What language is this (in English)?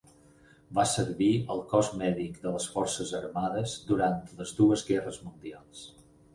Catalan